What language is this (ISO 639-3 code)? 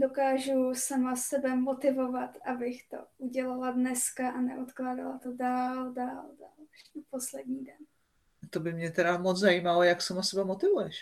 ces